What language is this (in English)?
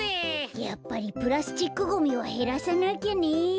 Japanese